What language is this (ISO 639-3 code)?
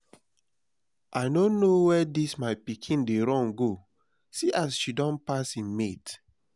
pcm